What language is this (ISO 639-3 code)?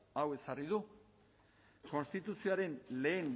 eus